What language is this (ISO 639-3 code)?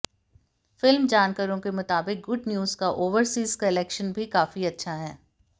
hin